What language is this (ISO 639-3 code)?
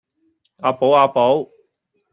yue